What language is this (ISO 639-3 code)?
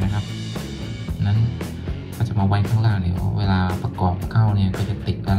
tha